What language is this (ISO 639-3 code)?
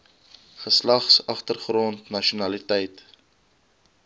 afr